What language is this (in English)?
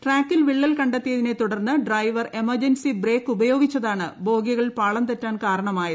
Malayalam